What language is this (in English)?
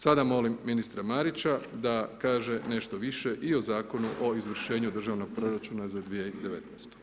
Croatian